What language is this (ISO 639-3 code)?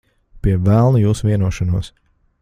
lav